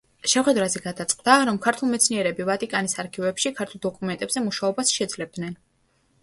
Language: Georgian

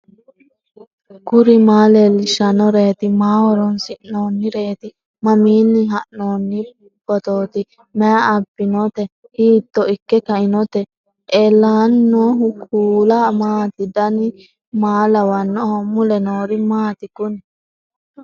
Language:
Sidamo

